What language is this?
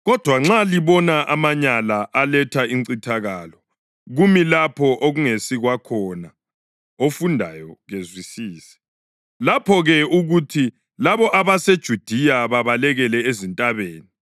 North Ndebele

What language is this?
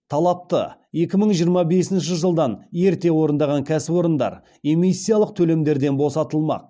Kazakh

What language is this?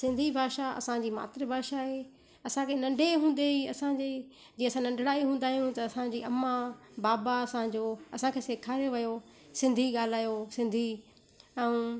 Sindhi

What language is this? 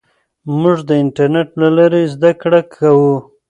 Pashto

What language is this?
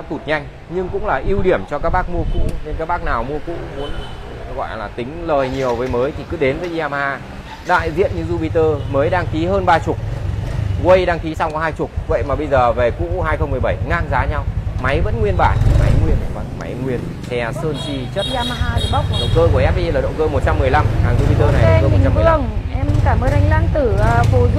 Vietnamese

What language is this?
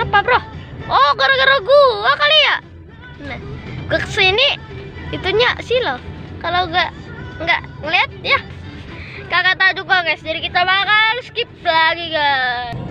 Indonesian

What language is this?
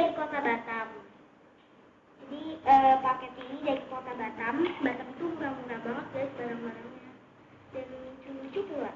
Indonesian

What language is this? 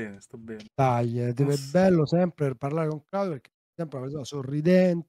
Italian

